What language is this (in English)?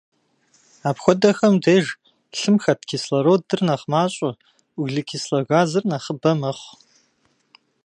Kabardian